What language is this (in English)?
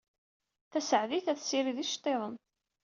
Kabyle